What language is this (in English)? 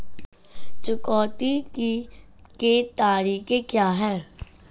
Hindi